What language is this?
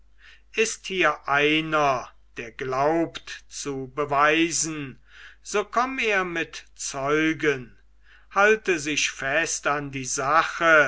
German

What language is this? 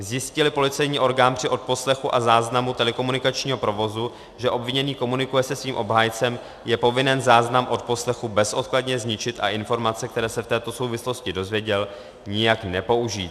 Czech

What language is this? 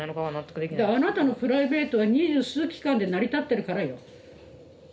Japanese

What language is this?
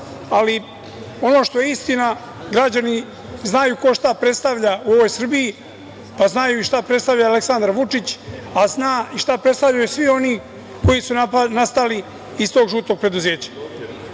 Serbian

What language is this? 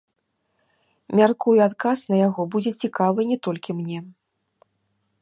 Belarusian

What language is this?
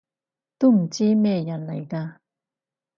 Cantonese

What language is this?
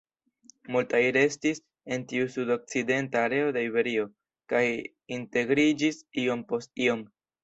Esperanto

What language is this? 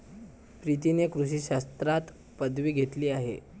Marathi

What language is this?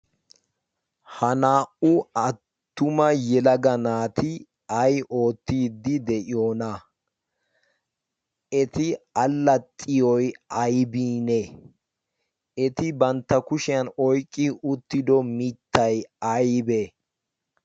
Wolaytta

